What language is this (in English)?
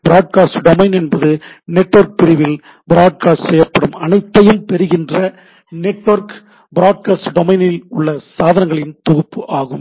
Tamil